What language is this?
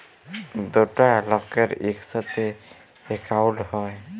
Bangla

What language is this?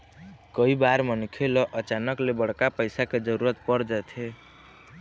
Chhattisgarhi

